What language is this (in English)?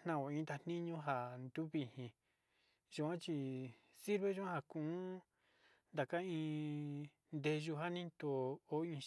Sinicahua Mixtec